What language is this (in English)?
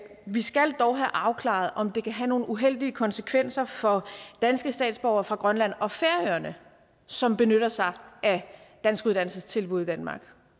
Danish